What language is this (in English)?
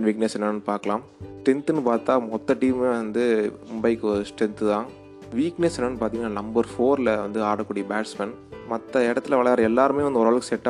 Tamil